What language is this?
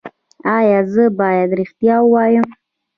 Pashto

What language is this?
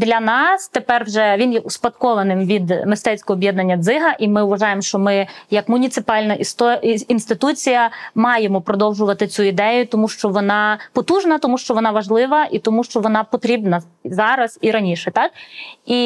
Ukrainian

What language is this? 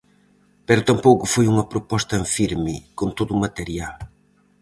Galician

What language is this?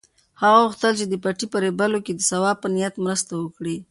Pashto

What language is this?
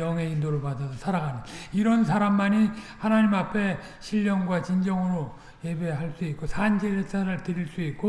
Korean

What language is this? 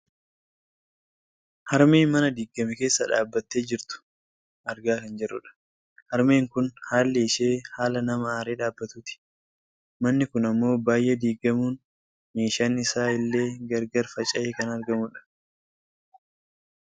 Oromo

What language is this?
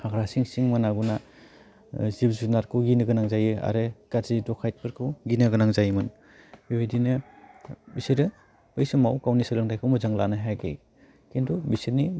Bodo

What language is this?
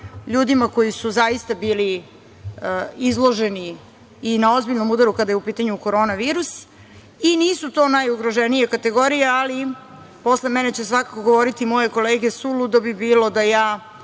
Serbian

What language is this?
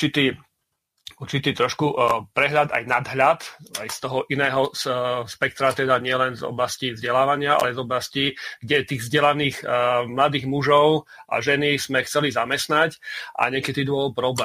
Slovak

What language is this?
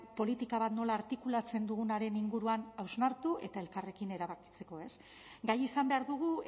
Basque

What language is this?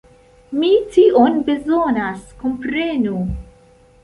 Esperanto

